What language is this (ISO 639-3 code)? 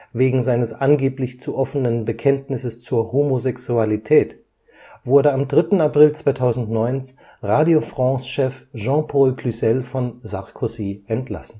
deu